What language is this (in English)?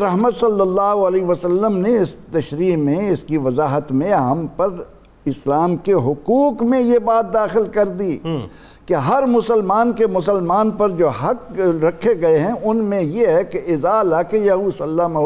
Urdu